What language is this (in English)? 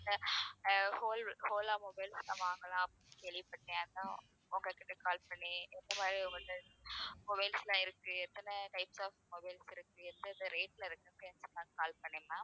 Tamil